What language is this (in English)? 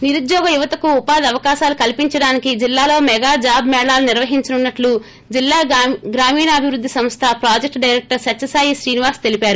Telugu